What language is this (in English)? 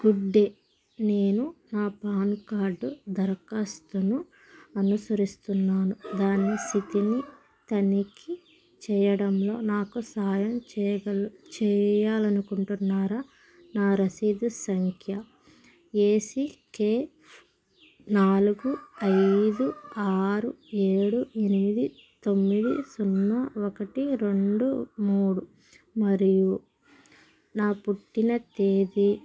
Telugu